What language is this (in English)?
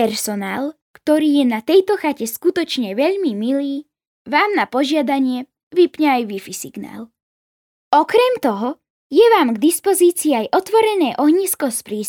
Slovak